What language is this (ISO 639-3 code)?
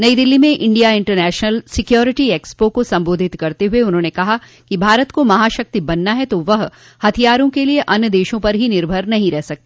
hin